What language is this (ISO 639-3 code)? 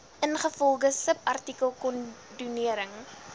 afr